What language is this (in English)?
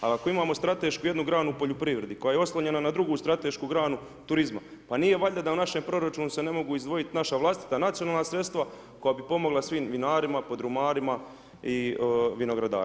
Croatian